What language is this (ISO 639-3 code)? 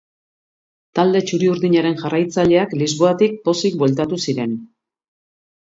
eus